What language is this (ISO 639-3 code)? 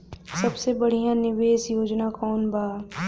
bho